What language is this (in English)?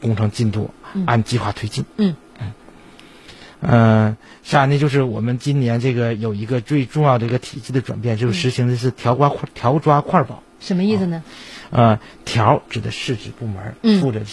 Chinese